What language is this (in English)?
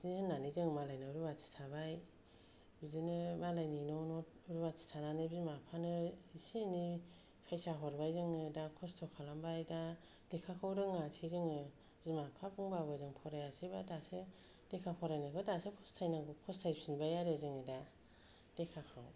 Bodo